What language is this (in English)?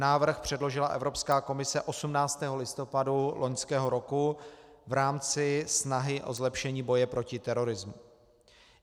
Czech